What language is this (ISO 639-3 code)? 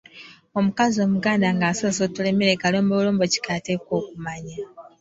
lug